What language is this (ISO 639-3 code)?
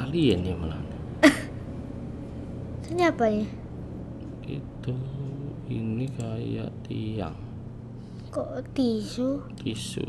ind